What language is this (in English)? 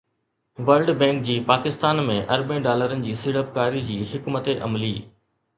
Sindhi